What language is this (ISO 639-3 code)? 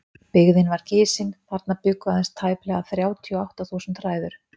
isl